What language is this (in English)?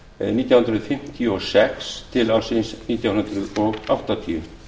Icelandic